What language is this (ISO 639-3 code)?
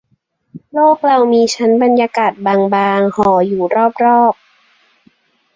tha